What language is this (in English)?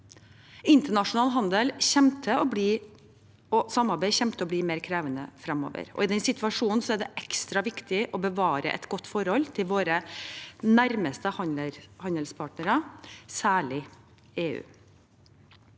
Norwegian